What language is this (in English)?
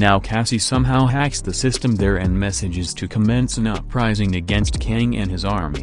English